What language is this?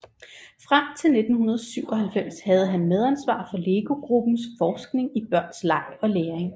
Danish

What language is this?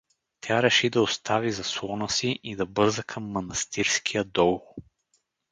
Bulgarian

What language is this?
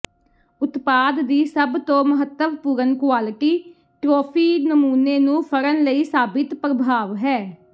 Punjabi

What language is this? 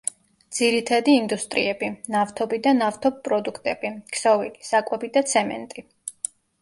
Georgian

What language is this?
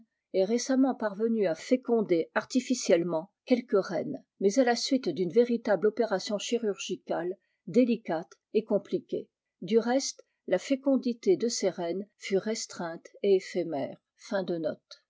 French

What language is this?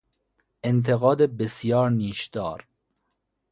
Persian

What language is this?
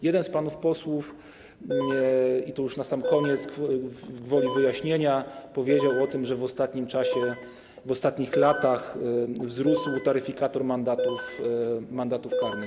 Polish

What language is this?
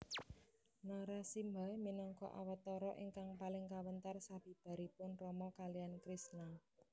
Javanese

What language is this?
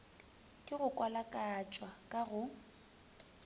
Northern Sotho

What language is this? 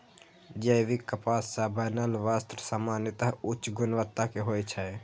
Maithili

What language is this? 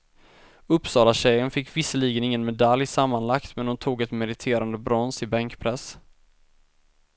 Swedish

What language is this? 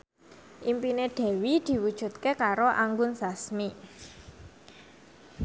Javanese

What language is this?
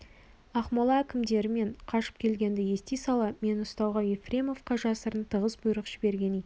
Kazakh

